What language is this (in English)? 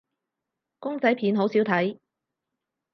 Cantonese